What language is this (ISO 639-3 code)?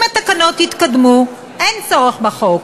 heb